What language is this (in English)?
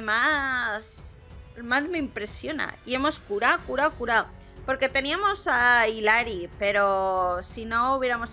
Spanish